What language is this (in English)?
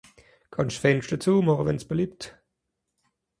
Swiss German